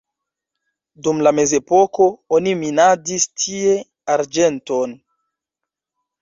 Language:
Esperanto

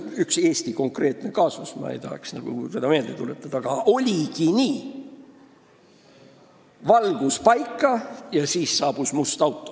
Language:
Estonian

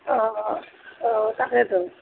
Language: Assamese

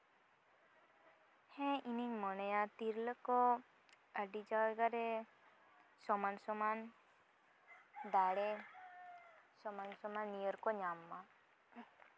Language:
Santali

